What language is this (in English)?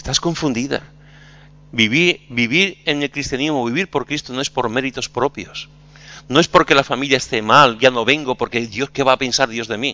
Spanish